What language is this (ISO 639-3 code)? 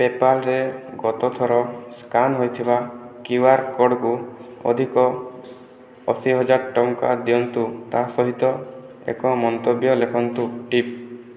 ori